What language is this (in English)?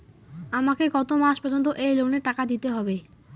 Bangla